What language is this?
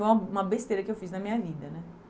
Portuguese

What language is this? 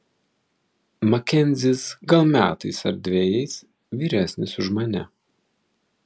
Lithuanian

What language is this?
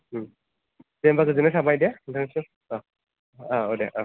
Bodo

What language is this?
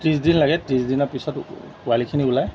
Assamese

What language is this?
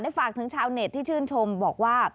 Thai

